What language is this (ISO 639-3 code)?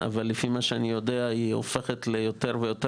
heb